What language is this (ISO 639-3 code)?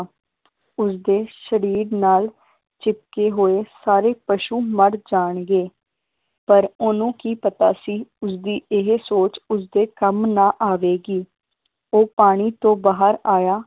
pan